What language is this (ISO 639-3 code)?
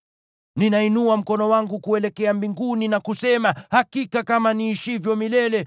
swa